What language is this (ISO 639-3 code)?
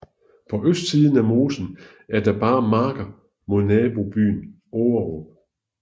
dan